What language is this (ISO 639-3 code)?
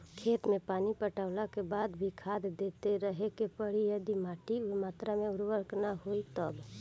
bho